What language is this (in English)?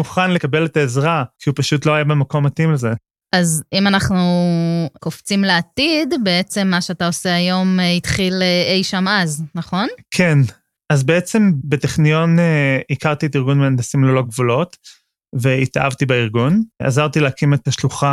Hebrew